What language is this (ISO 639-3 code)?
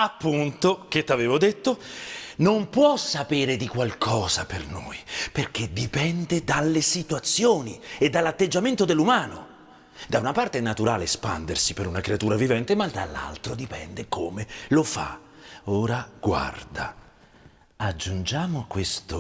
ita